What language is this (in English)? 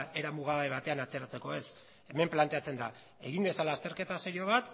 Basque